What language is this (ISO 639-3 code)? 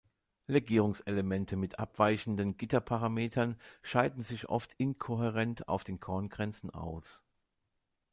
deu